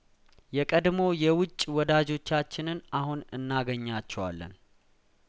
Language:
Amharic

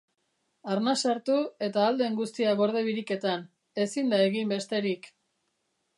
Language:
Basque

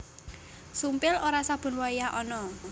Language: Javanese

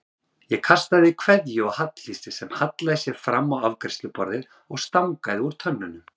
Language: Icelandic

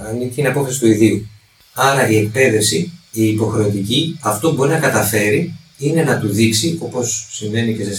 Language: Greek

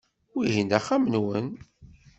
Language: Kabyle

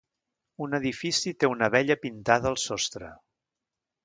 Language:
Catalan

